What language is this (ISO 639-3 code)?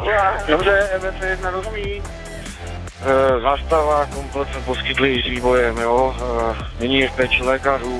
ces